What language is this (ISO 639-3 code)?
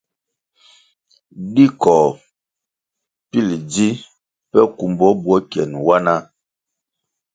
nmg